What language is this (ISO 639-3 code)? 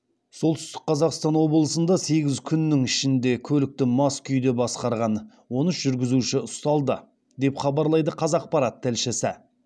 kaz